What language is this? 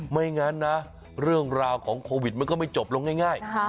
Thai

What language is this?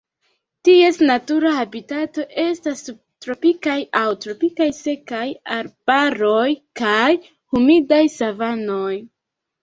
Esperanto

